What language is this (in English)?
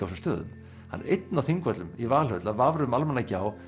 Icelandic